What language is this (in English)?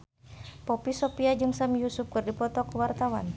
Sundanese